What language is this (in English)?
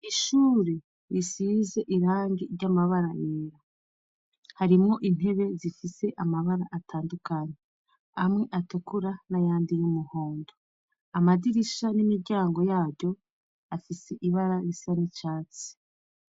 Rundi